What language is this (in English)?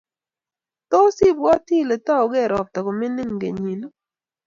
Kalenjin